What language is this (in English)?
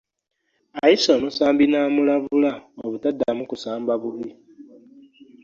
Ganda